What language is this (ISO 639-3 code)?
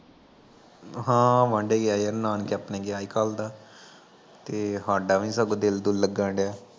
pan